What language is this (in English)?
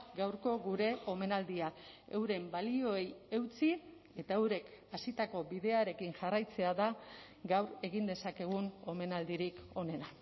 Basque